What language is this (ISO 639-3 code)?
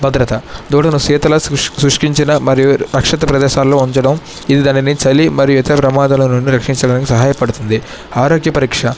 tel